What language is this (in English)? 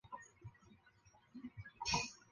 Chinese